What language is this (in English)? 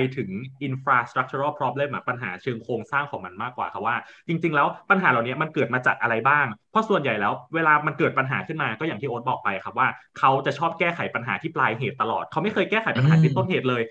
Thai